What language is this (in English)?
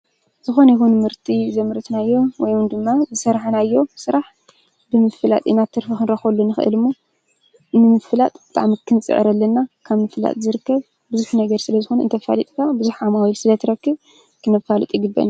Tigrinya